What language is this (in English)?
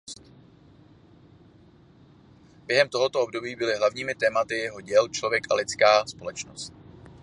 Czech